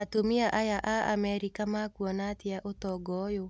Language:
Kikuyu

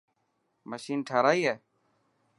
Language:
Dhatki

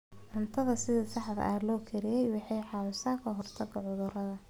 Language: Somali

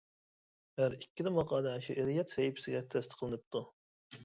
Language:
Uyghur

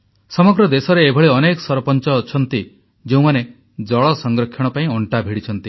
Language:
Odia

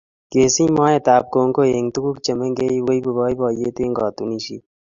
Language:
Kalenjin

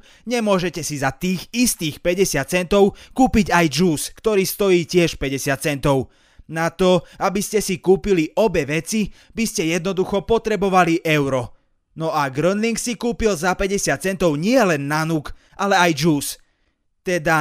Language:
Slovak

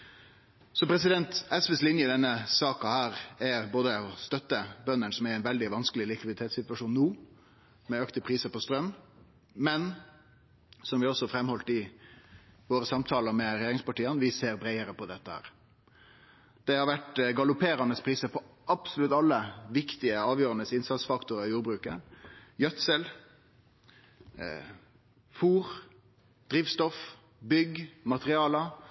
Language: Norwegian Nynorsk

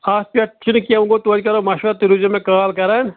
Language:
Kashmiri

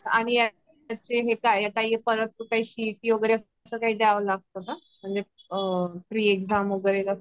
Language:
Marathi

